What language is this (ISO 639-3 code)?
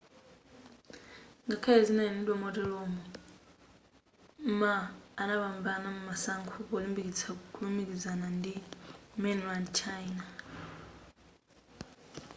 nya